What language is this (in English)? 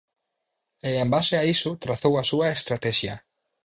Galician